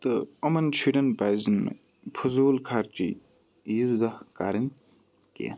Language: Kashmiri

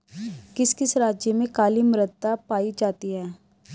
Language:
Hindi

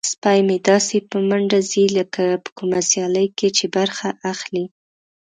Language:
Pashto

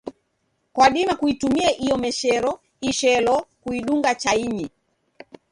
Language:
Taita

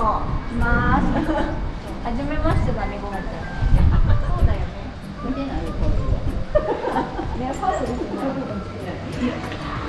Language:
Japanese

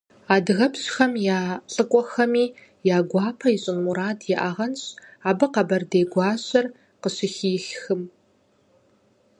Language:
Kabardian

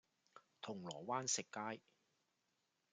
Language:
Cantonese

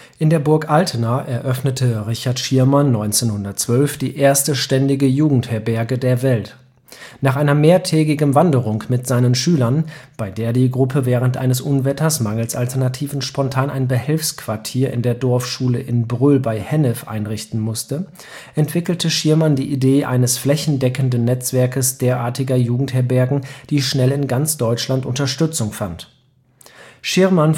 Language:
German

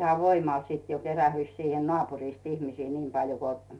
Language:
Finnish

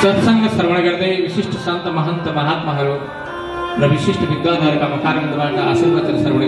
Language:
Indonesian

